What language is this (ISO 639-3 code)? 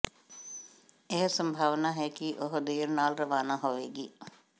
pan